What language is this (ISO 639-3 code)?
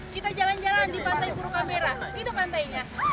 ind